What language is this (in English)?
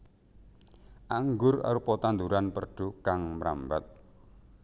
Javanese